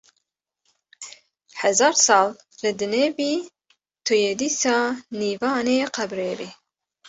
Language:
Kurdish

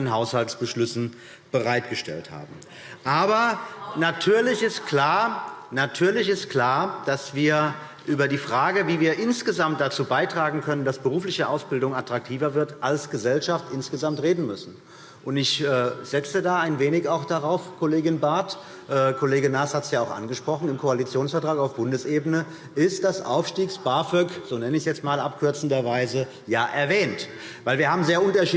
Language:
German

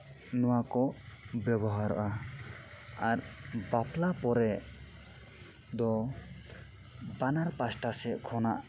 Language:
Santali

